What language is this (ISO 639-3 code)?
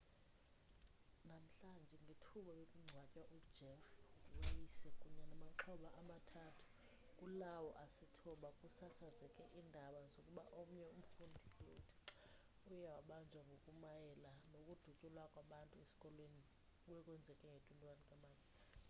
xho